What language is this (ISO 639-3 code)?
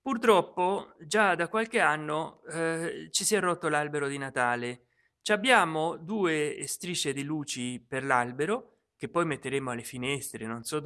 ita